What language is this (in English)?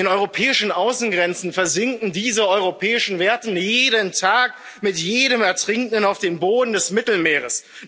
German